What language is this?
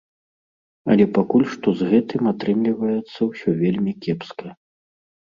Belarusian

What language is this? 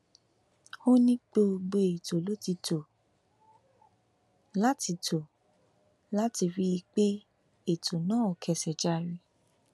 Yoruba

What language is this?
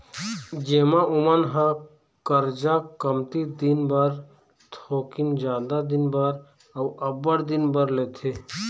Chhattisgarhi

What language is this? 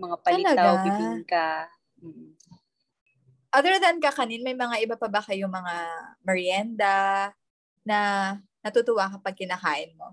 Filipino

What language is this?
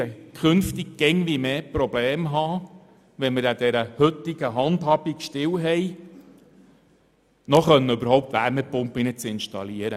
Swiss German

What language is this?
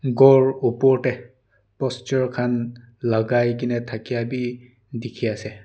Naga Pidgin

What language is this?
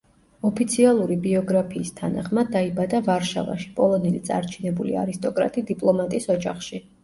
Georgian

